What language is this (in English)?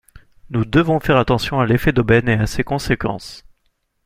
French